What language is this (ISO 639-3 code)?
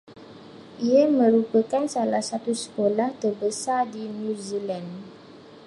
msa